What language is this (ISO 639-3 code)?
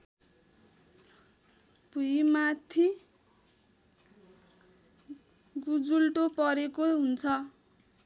nep